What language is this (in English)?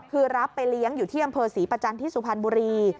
Thai